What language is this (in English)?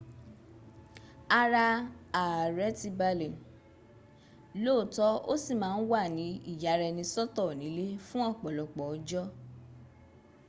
Yoruba